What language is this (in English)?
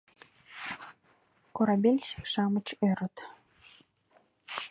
Mari